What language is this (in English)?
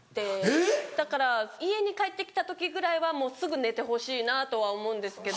Japanese